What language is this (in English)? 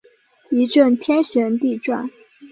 Chinese